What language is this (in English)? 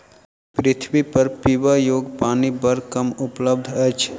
Maithili